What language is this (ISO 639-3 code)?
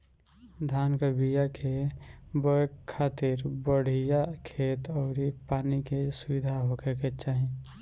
bho